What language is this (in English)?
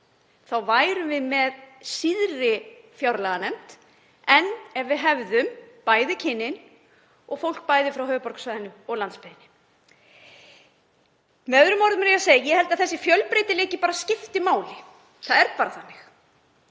Icelandic